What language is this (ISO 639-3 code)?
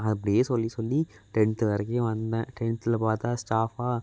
tam